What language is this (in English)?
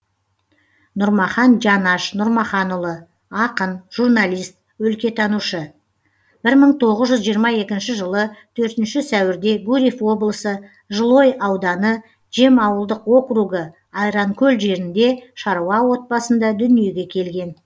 Kazakh